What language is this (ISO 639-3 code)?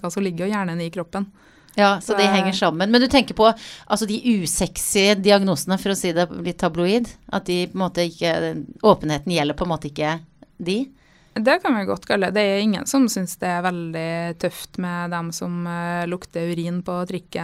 dan